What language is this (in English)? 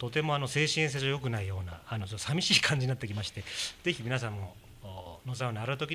Japanese